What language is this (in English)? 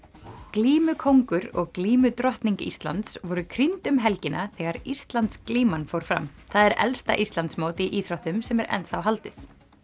Icelandic